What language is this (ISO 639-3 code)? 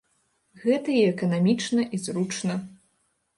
bel